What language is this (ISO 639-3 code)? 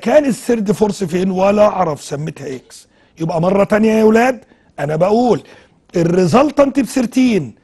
ara